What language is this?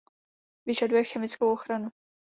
Czech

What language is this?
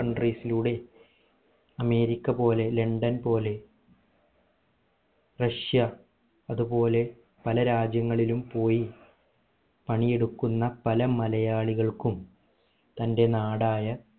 Malayalam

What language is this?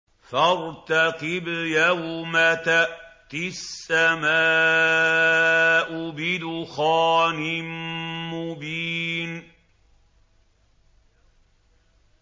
Arabic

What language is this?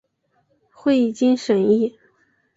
Chinese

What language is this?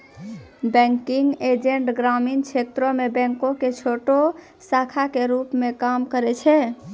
Maithili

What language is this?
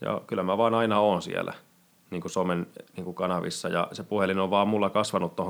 Finnish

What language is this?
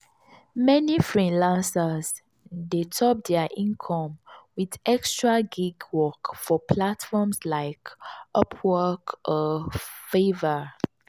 Nigerian Pidgin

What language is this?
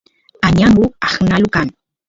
Santiago del Estero Quichua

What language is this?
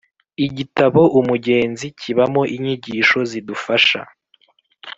Kinyarwanda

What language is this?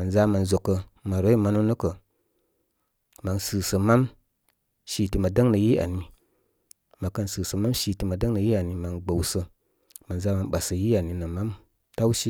Koma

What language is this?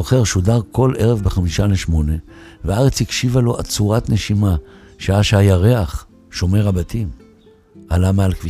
Hebrew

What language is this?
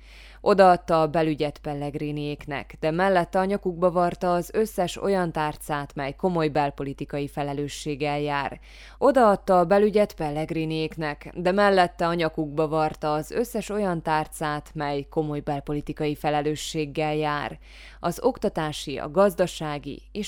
Hungarian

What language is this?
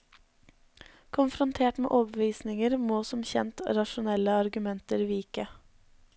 Norwegian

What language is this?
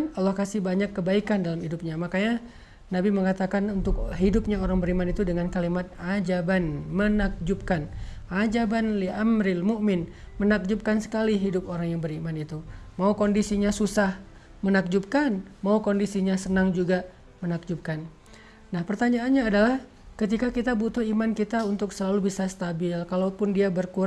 Indonesian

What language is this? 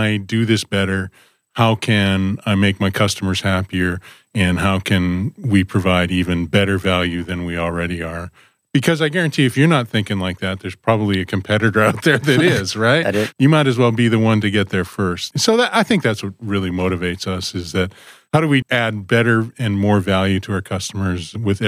English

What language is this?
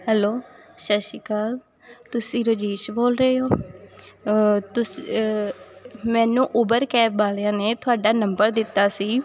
Punjabi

